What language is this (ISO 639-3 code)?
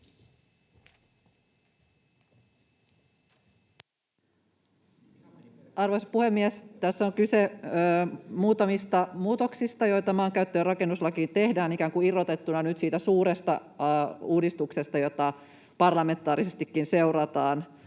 fin